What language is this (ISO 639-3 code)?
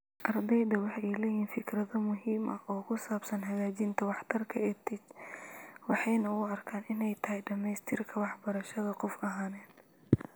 som